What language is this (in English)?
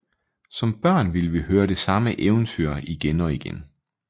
Danish